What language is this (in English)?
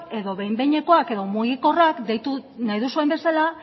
Basque